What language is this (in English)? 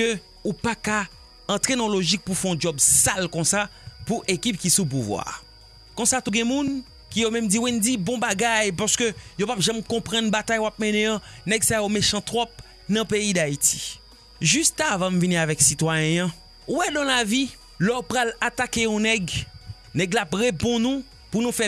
French